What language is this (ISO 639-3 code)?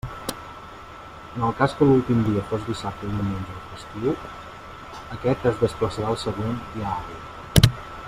cat